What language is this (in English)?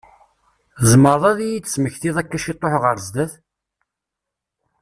Kabyle